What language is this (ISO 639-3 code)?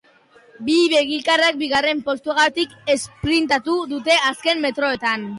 eus